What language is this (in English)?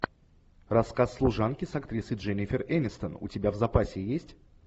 Russian